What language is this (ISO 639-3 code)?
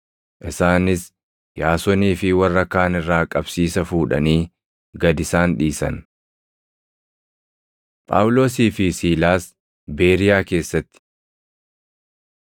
orm